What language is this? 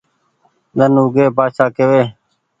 Goaria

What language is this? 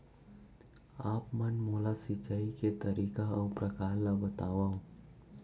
Chhattisgarhi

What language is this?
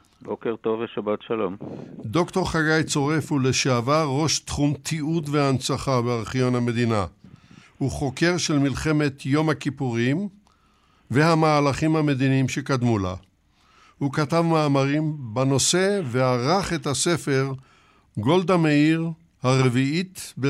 Hebrew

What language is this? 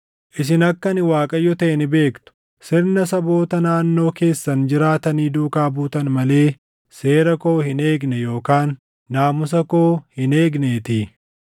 Oromo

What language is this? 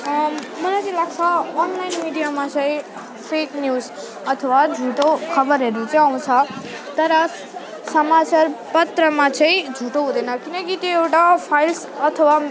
Nepali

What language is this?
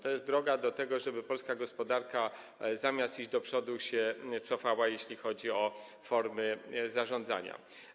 Polish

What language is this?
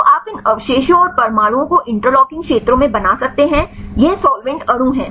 Hindi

